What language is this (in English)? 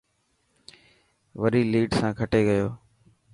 Dhatki